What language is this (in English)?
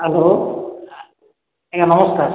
Odia